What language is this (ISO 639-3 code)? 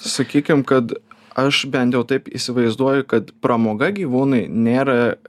lit